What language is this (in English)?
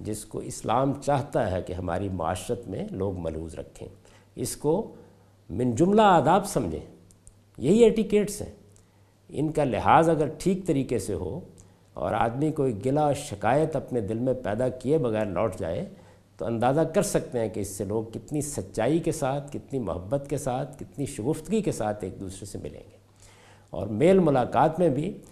Urdu